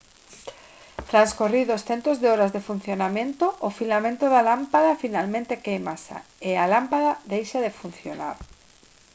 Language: Galician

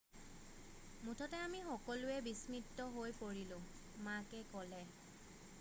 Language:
Assamese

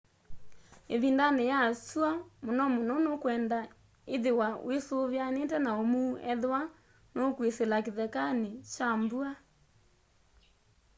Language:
Kamba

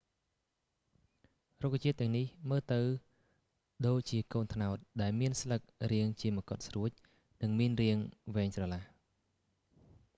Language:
Khmer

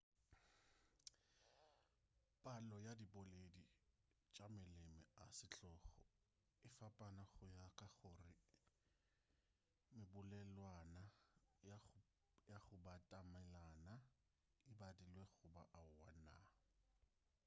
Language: Northern Sotho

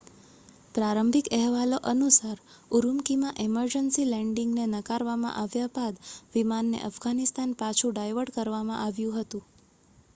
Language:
Gujarati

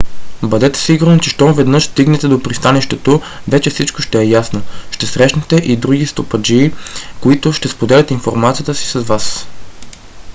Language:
Bulgarian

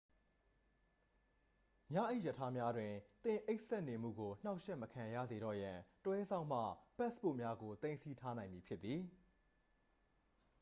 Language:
Burmese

